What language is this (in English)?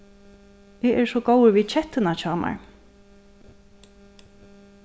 Faroese